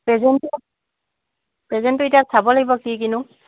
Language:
Assamese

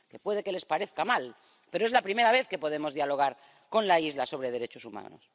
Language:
Spanish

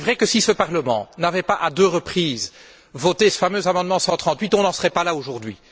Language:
French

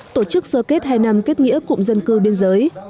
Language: Vietnamese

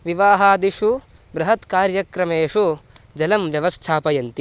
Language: Sanskrit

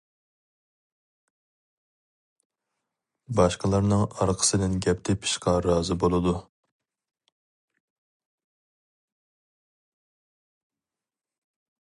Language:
Uyghur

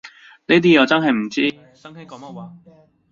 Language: Cantonese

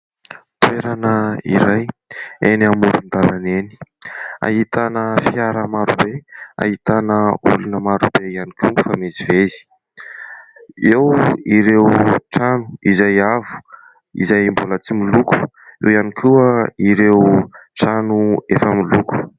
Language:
Malagasy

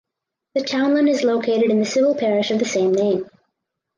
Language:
English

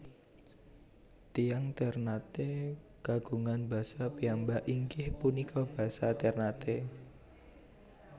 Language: Javanese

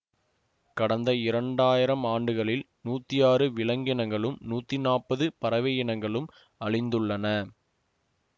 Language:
Tamil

